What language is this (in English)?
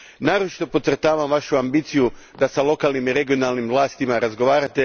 Croatian